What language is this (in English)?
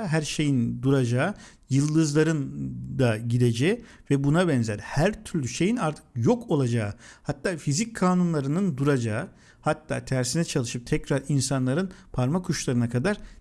Turkish